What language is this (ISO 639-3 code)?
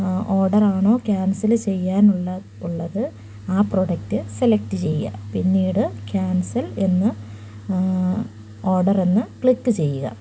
mal